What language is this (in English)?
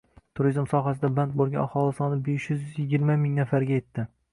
Uzbek